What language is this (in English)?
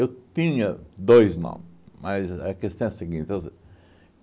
Portuguese